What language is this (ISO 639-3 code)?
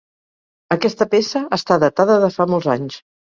cat